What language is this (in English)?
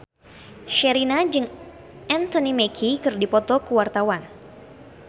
Sundanese